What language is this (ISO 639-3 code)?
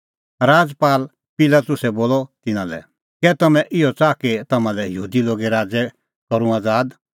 kfx